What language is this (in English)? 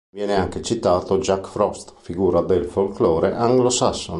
Italian